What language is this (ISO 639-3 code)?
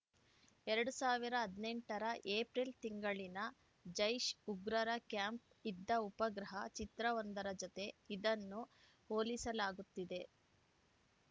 kan